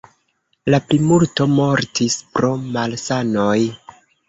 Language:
Esperanto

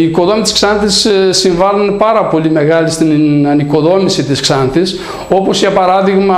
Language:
Greek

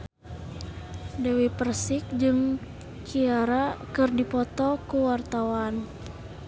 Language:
Sundanese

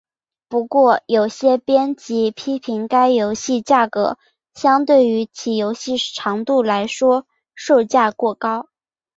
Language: Chinese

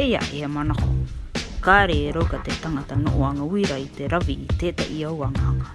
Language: Māori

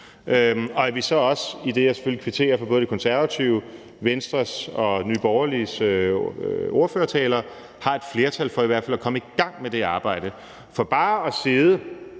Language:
Danish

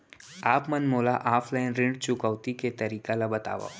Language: Chhattisgarhi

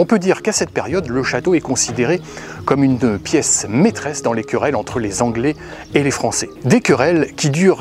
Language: French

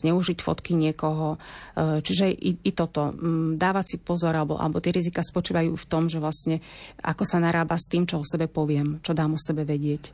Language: Slovak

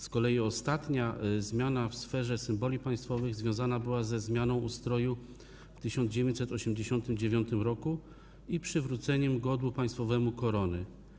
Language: Polish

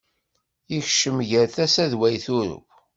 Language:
Kabyle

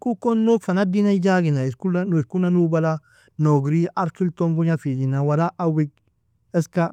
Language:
Nobiin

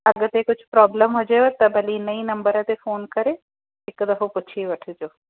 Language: Sindhi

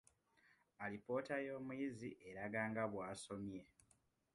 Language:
Ganda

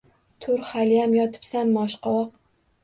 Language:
Uzbek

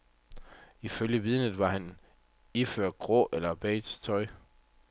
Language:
Danish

